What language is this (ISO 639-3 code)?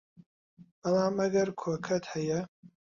ckb